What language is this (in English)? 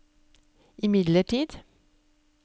Norwegian